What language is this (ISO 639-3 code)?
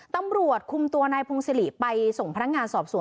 tha